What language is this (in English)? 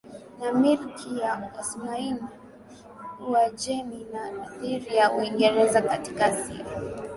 Swahili